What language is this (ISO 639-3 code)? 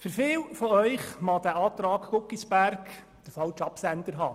gsw